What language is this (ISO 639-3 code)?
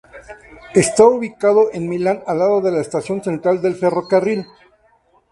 spa